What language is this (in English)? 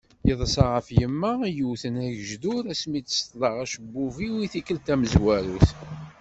Kabyle